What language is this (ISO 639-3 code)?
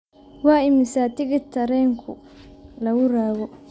som